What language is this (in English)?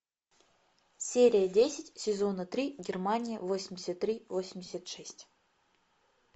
Russian